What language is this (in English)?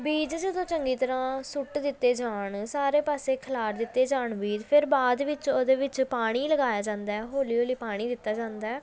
Punjabi